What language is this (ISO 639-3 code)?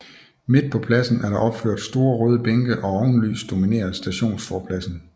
dan